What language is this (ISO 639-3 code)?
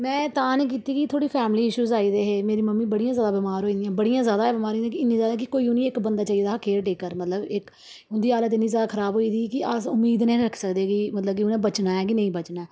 doi